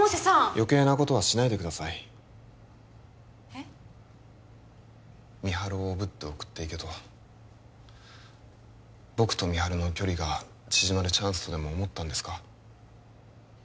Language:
Japanese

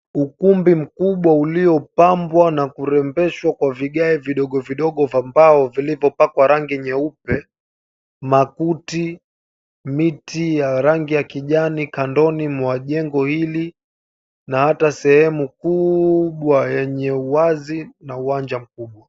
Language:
Swahili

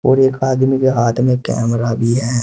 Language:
Hindi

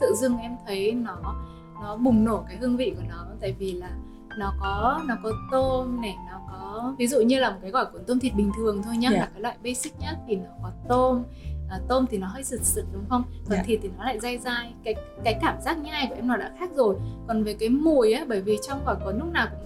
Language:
Vietnamese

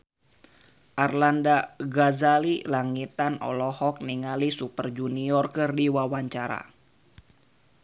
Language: Sundanese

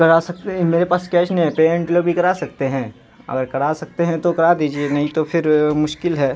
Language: Urdu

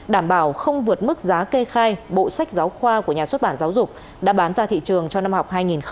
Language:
Vietnamese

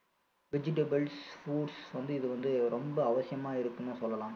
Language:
Tamil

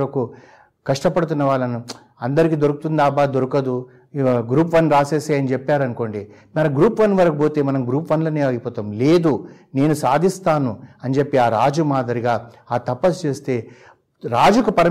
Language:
Telugu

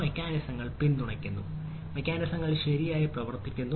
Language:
Malayalam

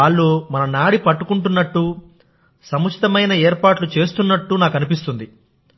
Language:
Telugu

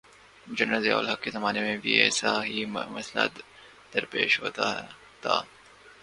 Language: Urdu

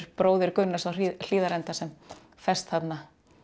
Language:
Icelandic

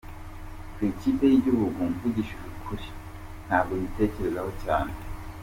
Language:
Kinyarwanda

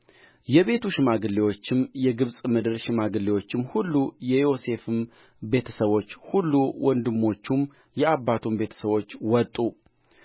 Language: Amharic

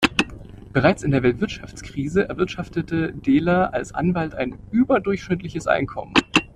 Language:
German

